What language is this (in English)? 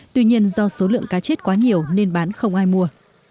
Vietnamese